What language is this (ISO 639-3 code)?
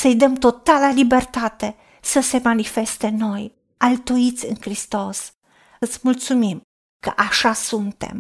ron